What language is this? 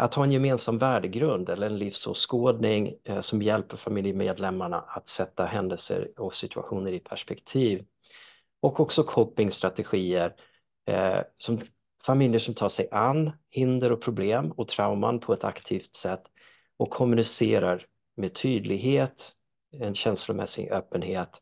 Swedish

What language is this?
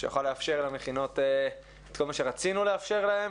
Hebrew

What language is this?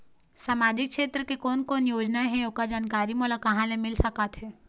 Chhattisgarhi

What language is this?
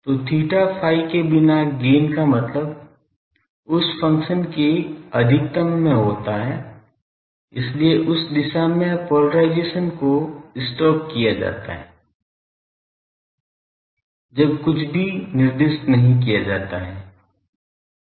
Hindi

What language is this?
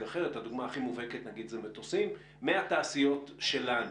Hebrew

